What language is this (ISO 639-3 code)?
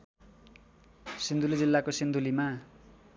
nep